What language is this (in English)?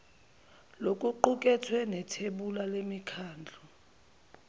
Zulu